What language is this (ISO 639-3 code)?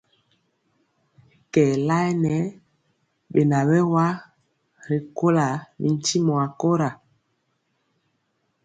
mcx